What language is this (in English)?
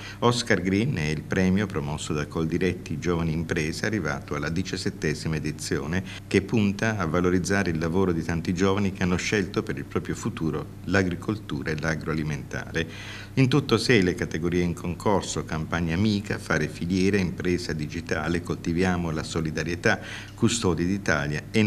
Italian